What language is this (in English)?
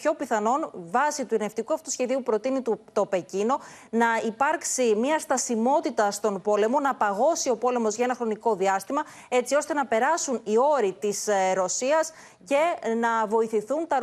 Greek